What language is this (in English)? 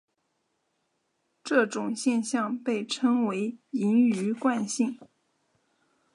Chinese